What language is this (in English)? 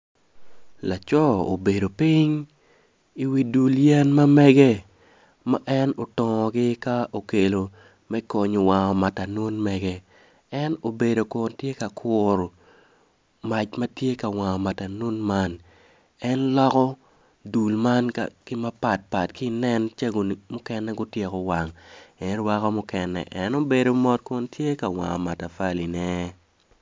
Acoli